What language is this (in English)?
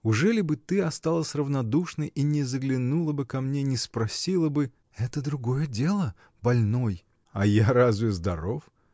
Russian